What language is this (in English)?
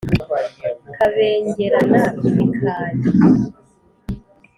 Kinyarwanda